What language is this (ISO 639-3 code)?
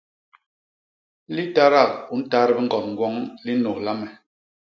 bas